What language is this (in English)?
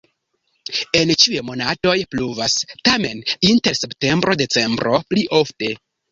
Esperanto